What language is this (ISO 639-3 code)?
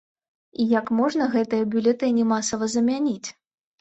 bel